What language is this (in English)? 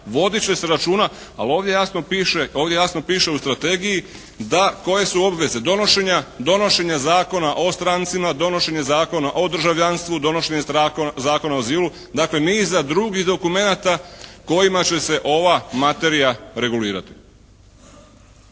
Croatian